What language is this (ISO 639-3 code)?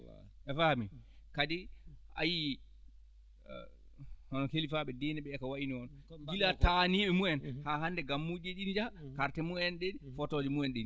ful